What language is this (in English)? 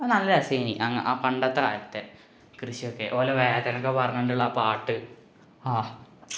Malayalam